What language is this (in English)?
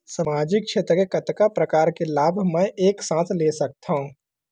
Chhattisgarhi